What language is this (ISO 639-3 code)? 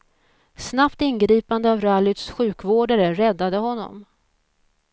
swe